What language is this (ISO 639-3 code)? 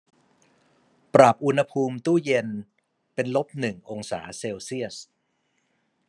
tha